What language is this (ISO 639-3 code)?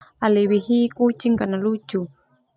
twu